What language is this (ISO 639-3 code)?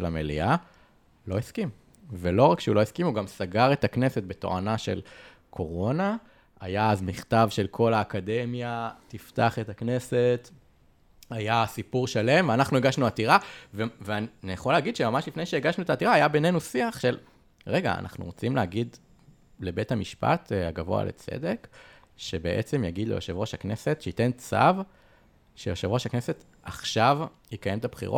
heb